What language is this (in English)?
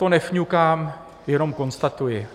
Czech